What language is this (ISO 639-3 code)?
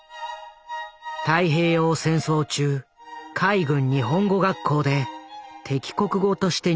jpn